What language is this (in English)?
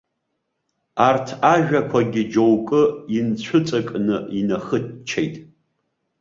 Abkhazian